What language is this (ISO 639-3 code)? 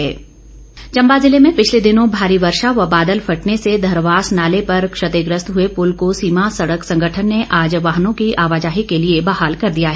hin